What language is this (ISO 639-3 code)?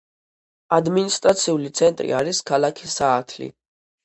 kat